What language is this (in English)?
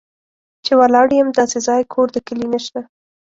Pashto